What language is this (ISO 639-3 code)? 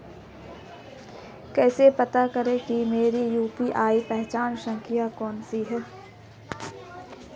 hin